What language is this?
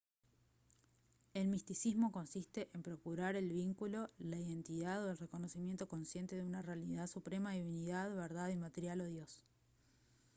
Spanish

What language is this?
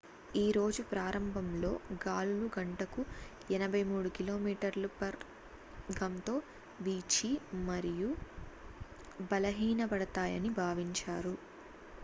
Telugu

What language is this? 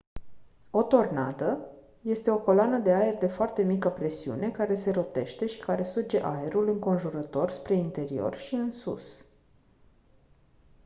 Romanian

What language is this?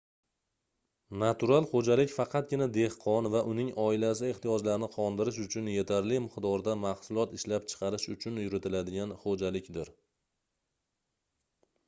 Uzbek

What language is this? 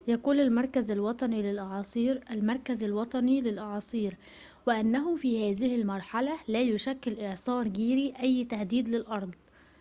Arabic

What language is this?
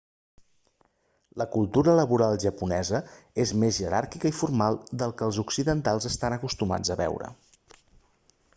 Catalan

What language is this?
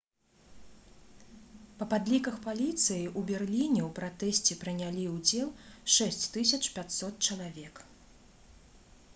Belarusian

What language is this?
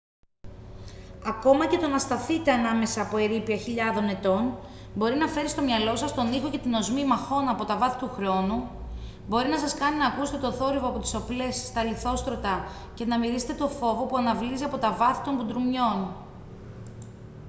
Greek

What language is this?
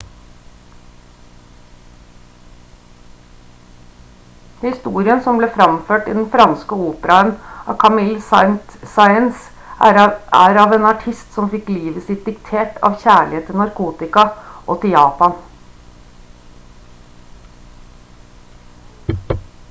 Norwegian Bokmål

